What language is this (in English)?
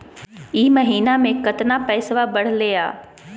Magahi